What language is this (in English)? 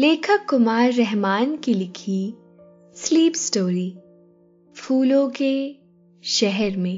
Hindi